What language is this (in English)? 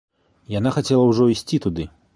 Belarusian